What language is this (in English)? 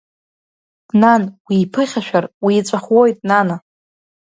Abkhazian